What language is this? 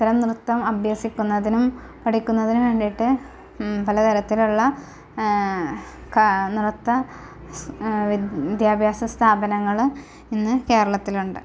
Malayalam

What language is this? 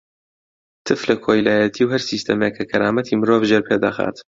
Central Kurdish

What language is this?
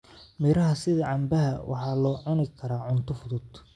Somali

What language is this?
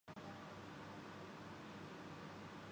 Urdu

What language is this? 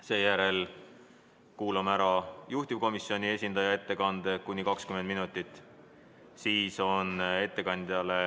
Estonian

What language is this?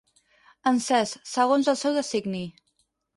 Catalan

